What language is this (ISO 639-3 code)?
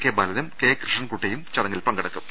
mal